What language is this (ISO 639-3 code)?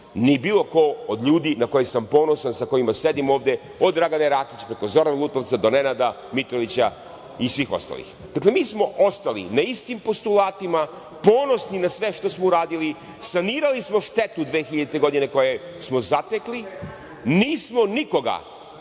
srp